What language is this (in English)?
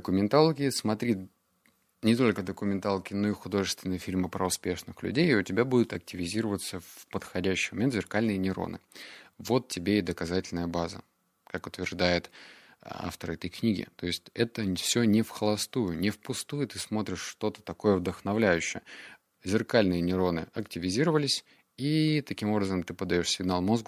Russian